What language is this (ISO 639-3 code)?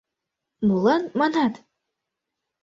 chm